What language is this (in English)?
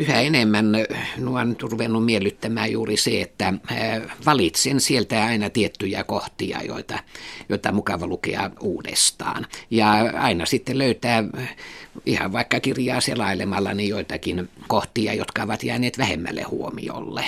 Finnish